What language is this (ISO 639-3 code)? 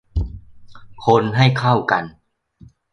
tha